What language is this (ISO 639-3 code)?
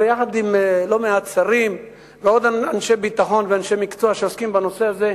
heb